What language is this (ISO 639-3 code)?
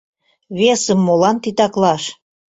chm